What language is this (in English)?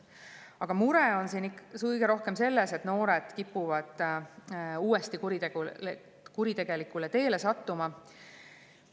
Estonian